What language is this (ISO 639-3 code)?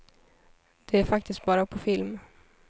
swe